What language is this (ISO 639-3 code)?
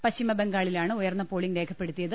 mal